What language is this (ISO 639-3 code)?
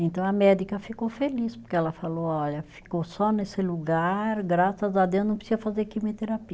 por